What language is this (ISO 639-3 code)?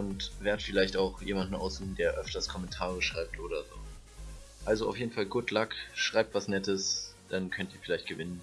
deu